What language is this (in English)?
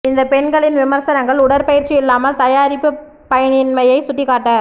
Tamil